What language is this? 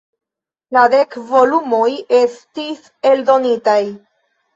Esperanto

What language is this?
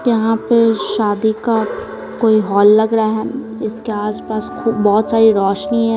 Hindi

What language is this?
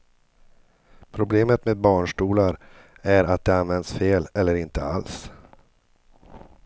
Swedish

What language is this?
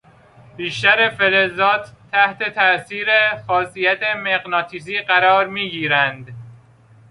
Persian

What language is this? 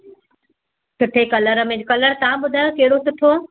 Sindhi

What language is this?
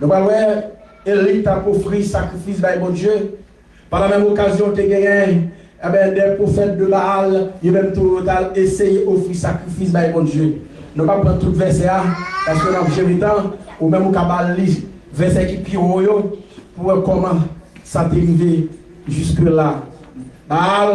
French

